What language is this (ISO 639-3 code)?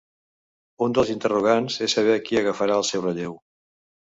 cat